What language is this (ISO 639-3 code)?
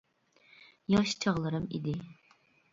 uig